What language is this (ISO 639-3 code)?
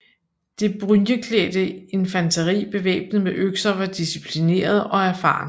dan